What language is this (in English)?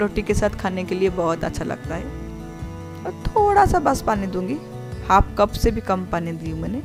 Hindi